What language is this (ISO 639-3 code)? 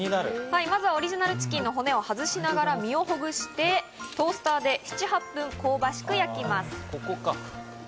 jpn